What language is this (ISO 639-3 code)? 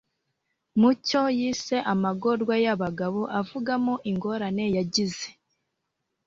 kin